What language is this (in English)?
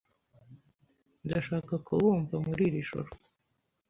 Kinyarwanda